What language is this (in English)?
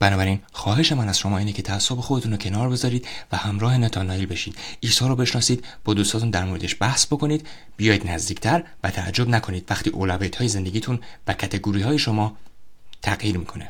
Persian